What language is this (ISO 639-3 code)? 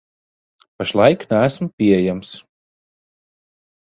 lav